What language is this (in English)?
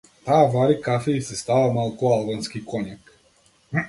Macedonian